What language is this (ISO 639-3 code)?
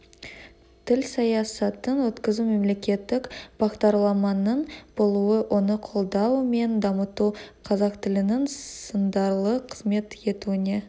kaz